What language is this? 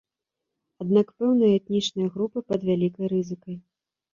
Belarusian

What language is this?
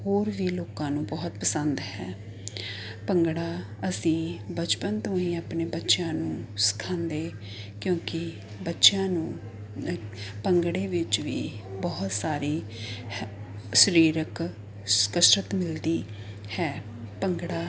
Punjabi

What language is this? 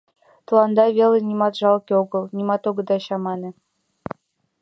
Mari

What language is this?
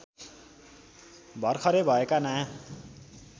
Nepali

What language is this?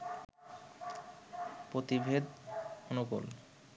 Bangla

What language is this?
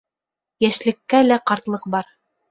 Bashkir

